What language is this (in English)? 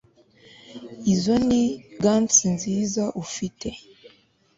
Kinyarwanda